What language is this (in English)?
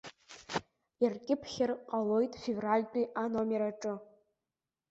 Abkhazian